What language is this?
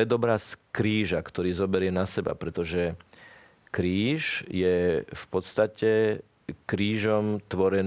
Slovak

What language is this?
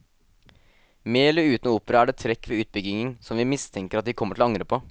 Norwegian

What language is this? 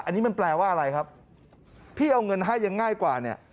Thai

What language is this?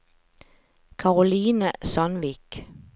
Norwegian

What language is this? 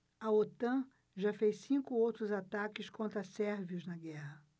Portuguese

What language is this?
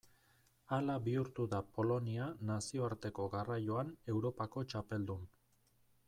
Basque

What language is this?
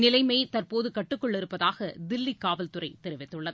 Tamil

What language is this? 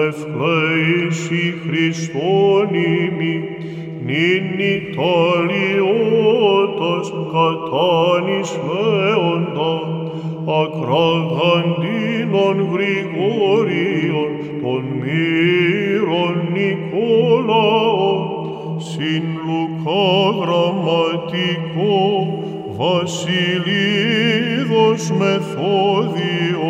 Greek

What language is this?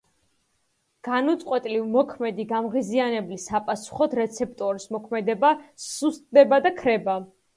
Georgian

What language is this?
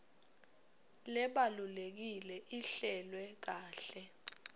Swati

